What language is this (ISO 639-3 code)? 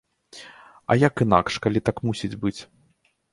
bel